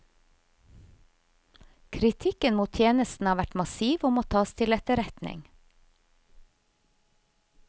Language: Norwegian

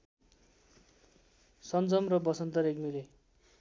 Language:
Nepali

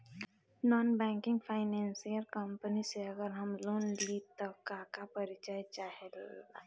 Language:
Bhojpuri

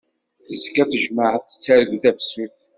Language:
Kabyle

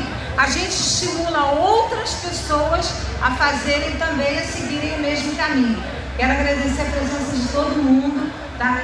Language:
Portuguese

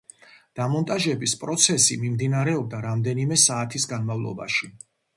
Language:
Georgian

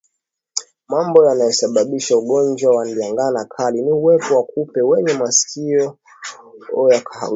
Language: Swahili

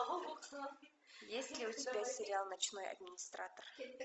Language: Russian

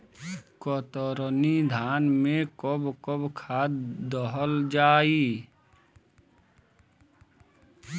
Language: Bhojpuri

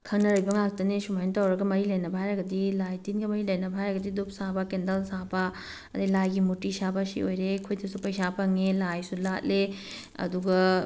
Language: Manipuri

